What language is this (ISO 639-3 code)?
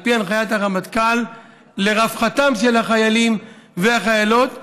heb